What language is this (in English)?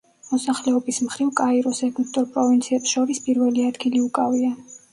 Georgian